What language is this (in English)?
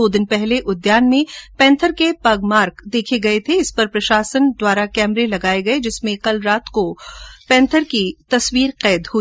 Hindi